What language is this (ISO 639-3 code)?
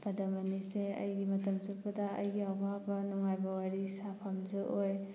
mni